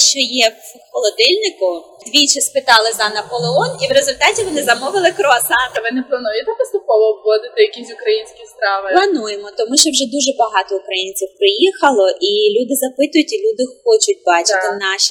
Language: Ukrainian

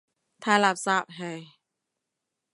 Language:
Cantonese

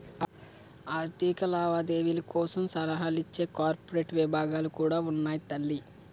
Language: Telugu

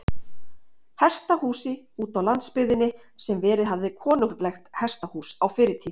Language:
Icelandic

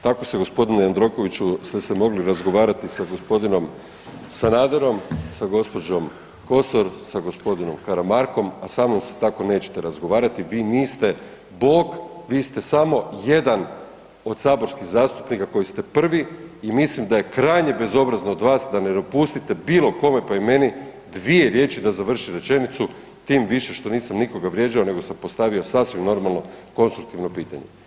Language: Croatian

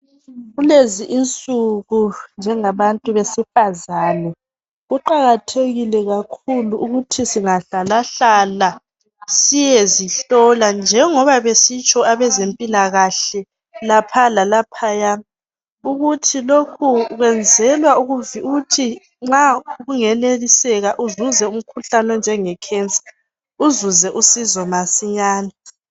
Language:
North Ndebele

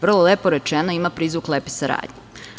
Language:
Serbian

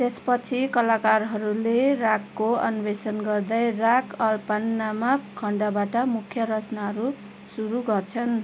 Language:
Nepali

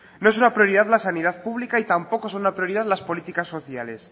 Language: Spanish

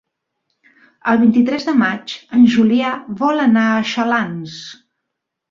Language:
Catalan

